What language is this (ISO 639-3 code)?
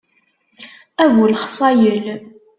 kab